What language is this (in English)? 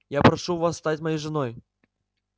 Russian